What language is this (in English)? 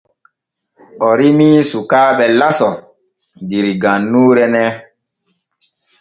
Borgu Fulfulde